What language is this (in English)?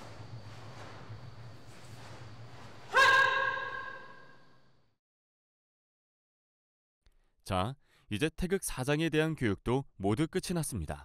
Korean